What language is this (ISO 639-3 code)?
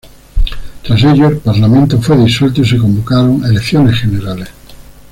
spa